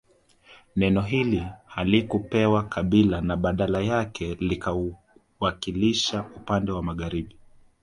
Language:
Swahili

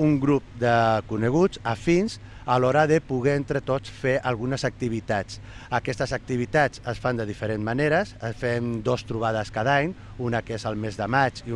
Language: Catalan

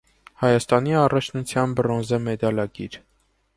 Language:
Armenian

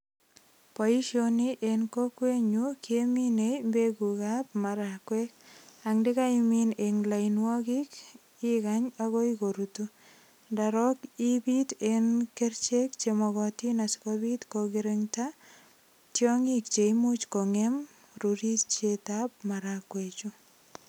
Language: Kalenjin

